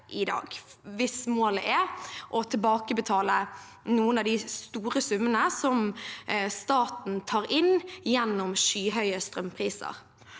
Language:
Norwegian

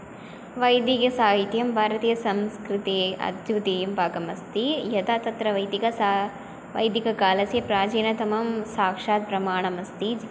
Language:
Sanskrit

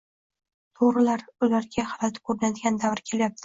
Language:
Uzbek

